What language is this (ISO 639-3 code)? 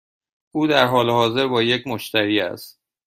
fas